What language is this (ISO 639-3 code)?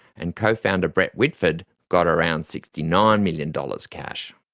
eng